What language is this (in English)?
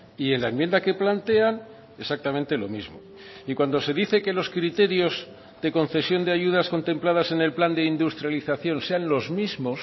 Spanish